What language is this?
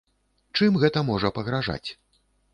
Belarusian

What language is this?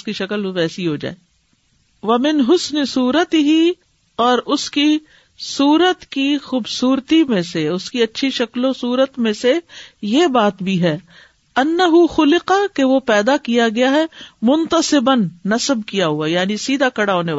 Urdu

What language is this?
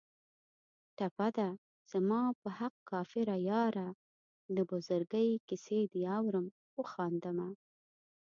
Pashto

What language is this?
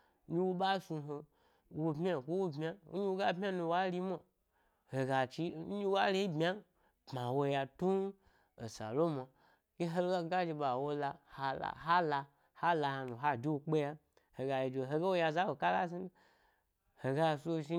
Gbari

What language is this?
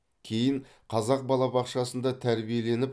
Kazakh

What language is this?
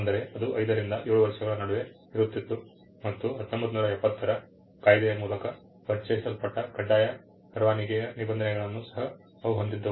Kannada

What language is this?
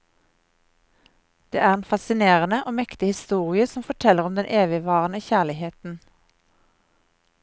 Norwegian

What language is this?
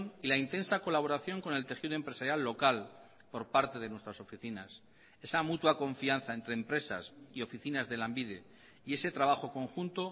Spanish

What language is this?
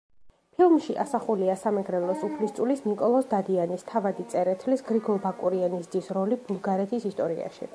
Georgian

